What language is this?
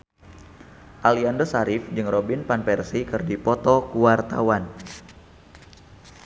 Sundanese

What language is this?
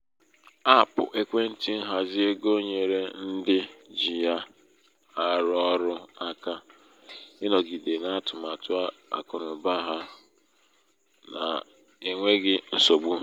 Igbo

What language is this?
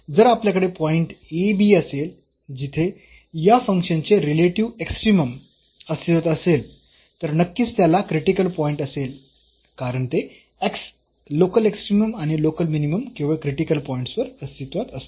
Marathi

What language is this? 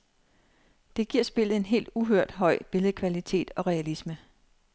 Danish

